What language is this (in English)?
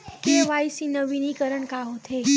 Chhattisgarhi